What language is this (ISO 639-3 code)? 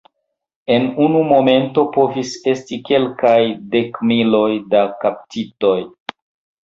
epo